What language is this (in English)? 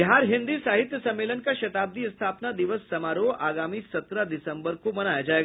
Hindi